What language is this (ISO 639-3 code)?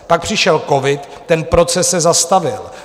ces